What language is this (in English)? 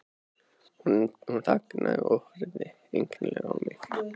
Icelandic